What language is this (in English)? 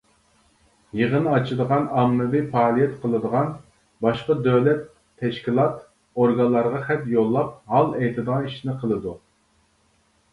Uyghur